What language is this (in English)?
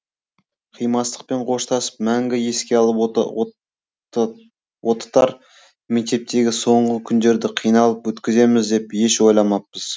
Kazakh